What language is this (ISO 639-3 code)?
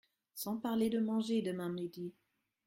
fra